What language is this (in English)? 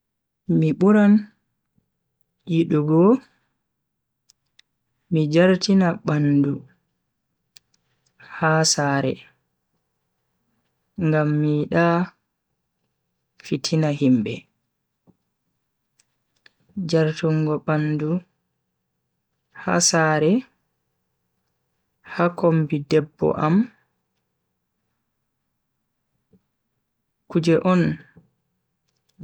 Bagirmi Fulfulde